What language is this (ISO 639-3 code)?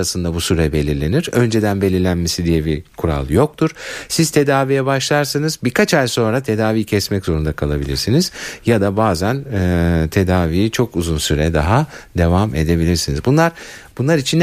tur